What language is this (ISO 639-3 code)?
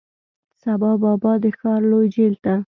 pus